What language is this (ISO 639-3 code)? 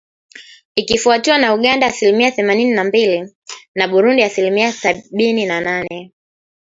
swa